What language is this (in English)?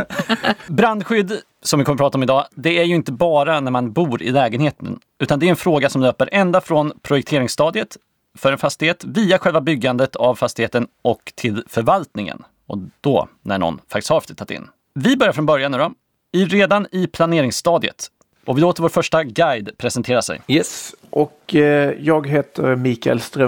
Swedish